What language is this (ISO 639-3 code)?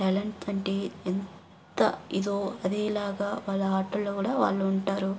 tel